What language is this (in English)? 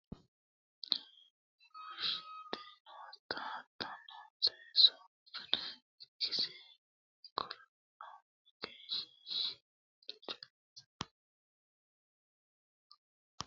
Sidamo